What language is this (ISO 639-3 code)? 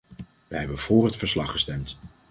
nld